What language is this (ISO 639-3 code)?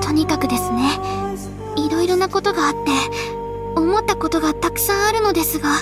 jpn